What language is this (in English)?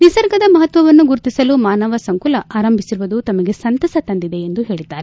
Kannada